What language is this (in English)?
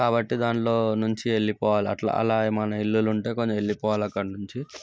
Telugu